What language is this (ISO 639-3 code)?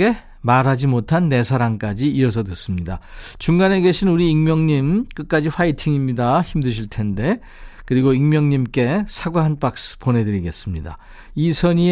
kor